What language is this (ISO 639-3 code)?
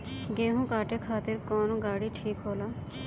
bho